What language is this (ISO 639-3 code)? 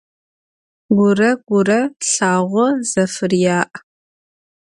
ady